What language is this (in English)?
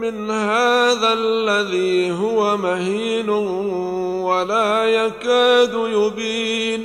Arabic